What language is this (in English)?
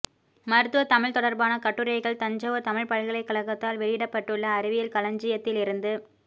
Tamil